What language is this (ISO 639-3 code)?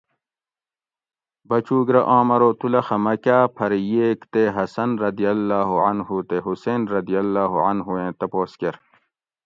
gwc